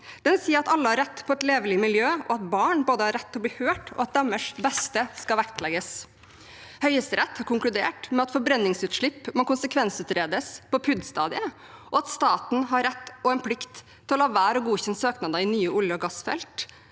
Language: Norwegian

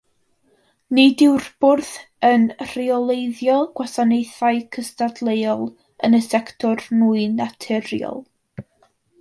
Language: Welsh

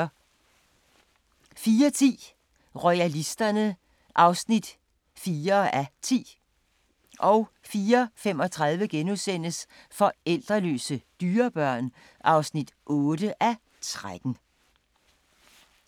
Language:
Danish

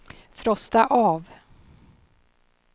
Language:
Swedish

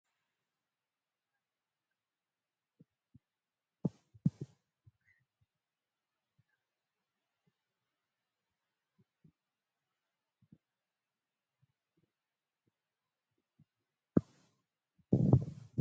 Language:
Oromo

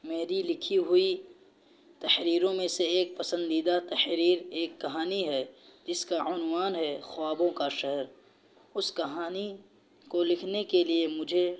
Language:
Urdu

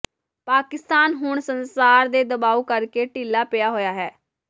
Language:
Punjabi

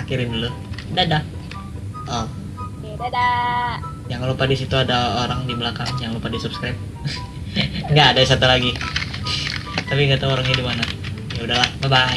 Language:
Indonesian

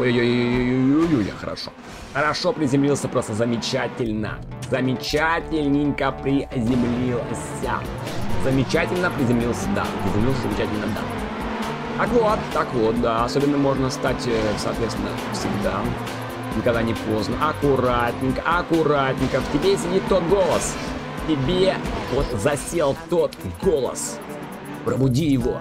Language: Russian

